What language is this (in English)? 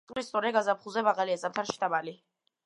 Georgian